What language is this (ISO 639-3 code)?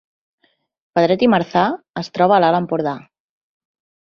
cat